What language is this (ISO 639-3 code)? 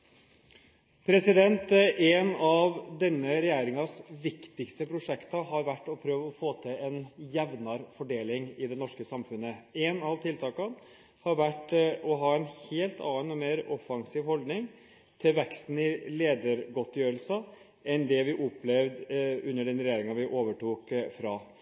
nob